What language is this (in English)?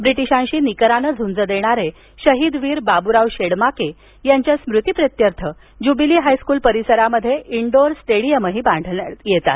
Marathi